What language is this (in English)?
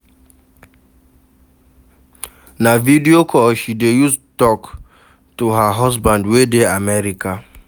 Nigerian Pidgin